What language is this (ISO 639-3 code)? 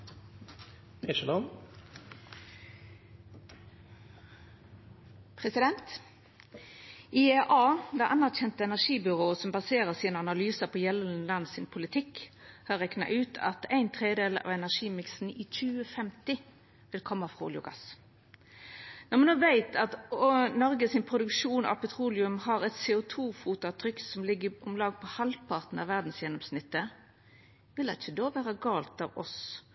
nno